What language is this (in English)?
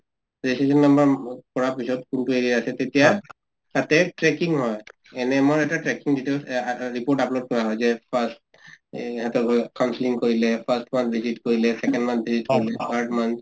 Assamese